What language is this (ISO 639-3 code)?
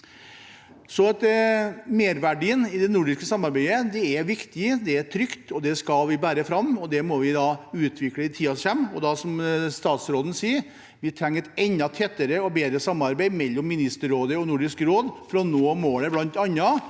nor